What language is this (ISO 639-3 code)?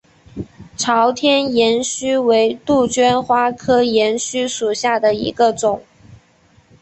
zho